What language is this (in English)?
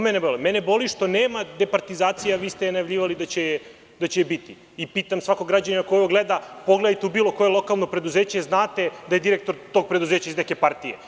Serbian